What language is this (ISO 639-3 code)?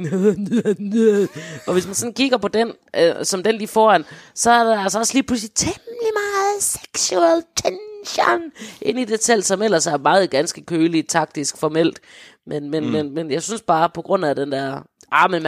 dan